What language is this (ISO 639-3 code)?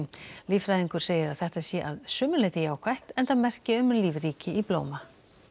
isl